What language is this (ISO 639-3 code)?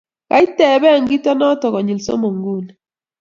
kln